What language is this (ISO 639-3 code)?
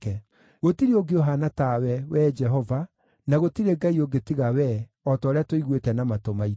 kik